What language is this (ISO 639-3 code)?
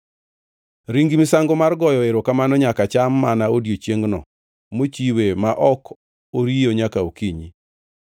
luo